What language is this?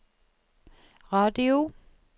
Norwegian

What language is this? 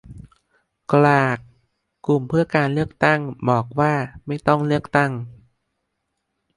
Thai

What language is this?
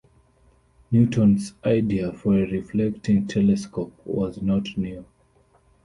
English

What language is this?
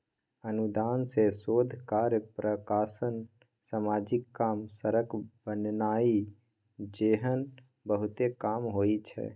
Maithili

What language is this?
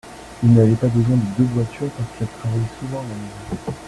French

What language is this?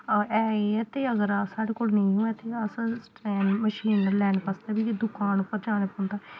Dogri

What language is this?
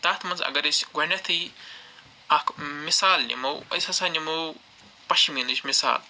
Kashmiri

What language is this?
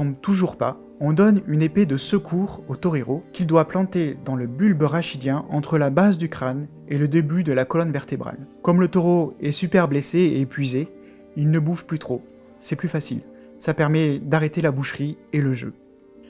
French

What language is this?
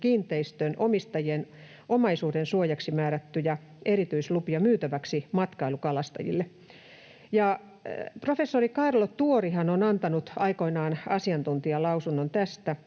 Finnish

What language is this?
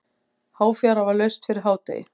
Icelandic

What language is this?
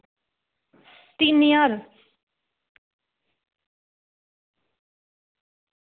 Dogri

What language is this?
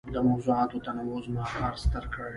Pashto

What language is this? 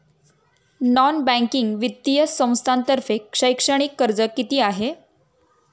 Marathi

